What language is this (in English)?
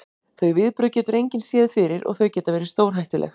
Icelandic